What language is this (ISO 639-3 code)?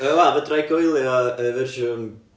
cym